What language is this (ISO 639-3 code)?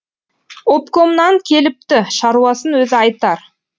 kaz